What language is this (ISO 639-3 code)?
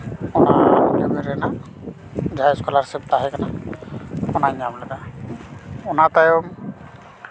sat